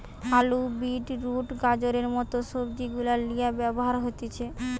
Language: Bangla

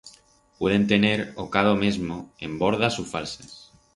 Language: Aragonese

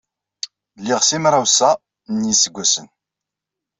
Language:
Kabyle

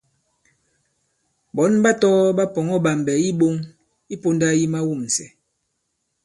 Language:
Bankon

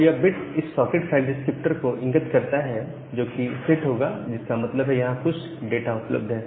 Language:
Hindi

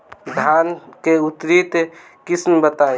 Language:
Bhojpuri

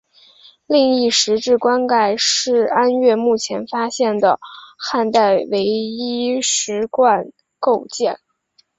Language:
Chinese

